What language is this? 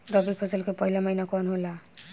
Bhojpuri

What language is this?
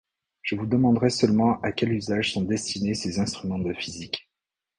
French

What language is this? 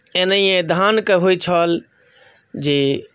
Maithili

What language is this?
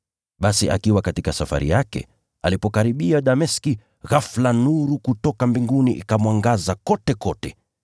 Swahili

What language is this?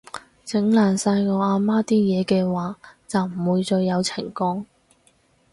Cantonese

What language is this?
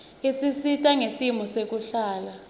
Swati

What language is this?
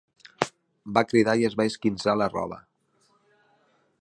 Catalan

